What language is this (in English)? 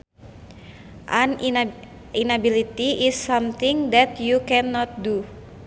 Sundanese